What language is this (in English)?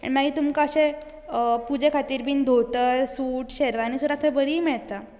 Konkani